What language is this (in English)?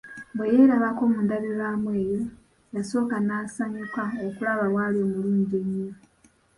Ganda